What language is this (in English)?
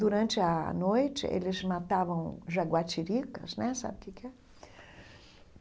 Portuguese